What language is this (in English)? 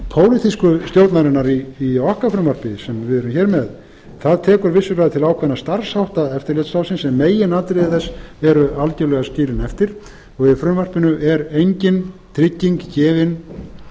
Icelandic